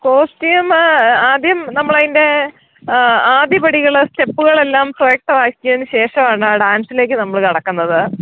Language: Malayalam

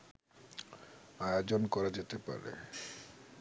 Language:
Bangla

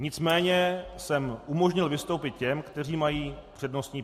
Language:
Czech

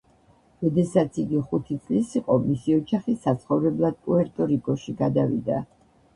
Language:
Georgian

